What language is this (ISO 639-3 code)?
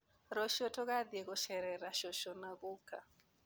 kik